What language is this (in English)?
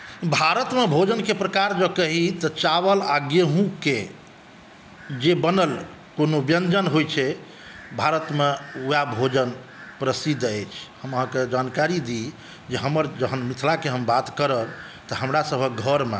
Maithili